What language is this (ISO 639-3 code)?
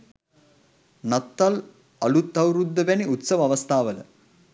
sin